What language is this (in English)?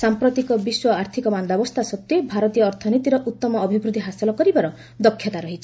Odia